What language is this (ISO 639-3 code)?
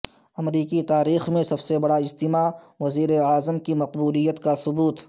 urd